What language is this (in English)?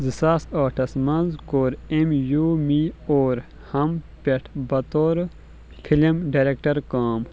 Kashmiri